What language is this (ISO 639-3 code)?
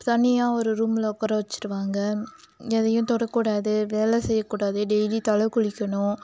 tam